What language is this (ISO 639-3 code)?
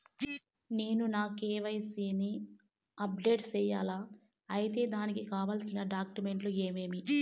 tel